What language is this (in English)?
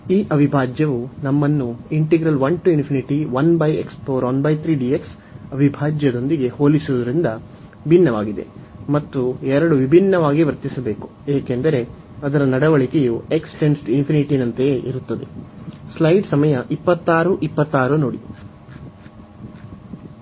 Kannada